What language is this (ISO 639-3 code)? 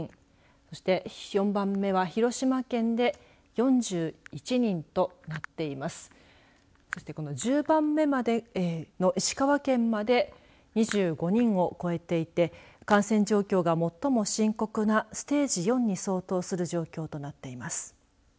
jpn